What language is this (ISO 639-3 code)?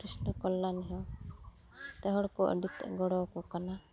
sat